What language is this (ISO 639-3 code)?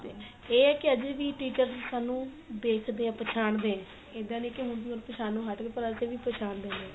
pan